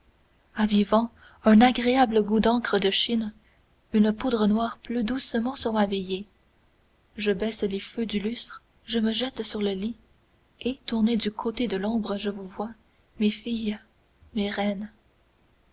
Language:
French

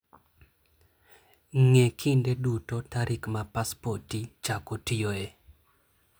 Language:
Luo (Kenya and Tanzania)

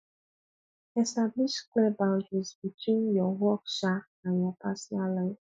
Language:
Nigerian Pidgin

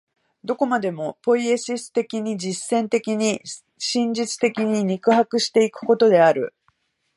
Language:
Japanese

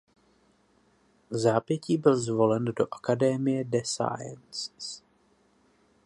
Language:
Czech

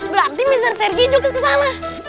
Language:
Indonesian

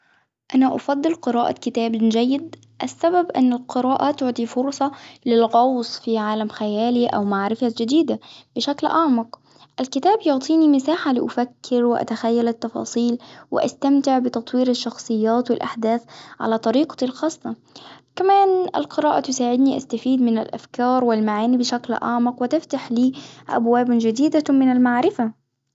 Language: Hijazi Arabic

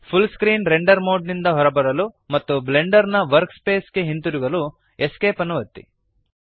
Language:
Kannada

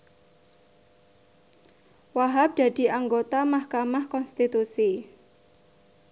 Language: Javanese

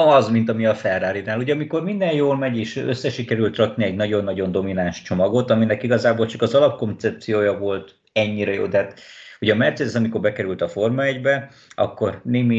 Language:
Hungarian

